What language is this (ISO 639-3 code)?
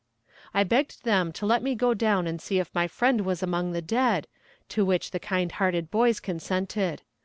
eng